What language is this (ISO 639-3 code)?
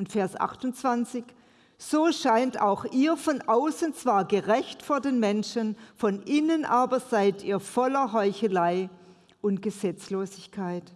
deu